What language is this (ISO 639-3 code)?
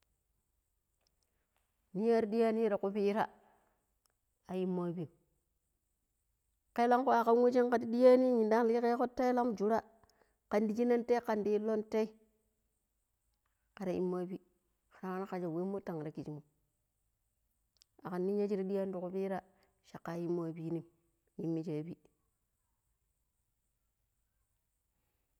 pip